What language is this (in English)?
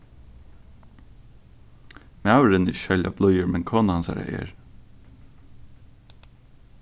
Faroese